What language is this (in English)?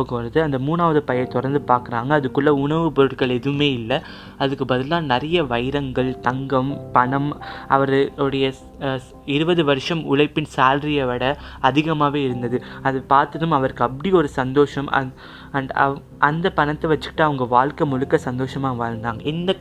Tamil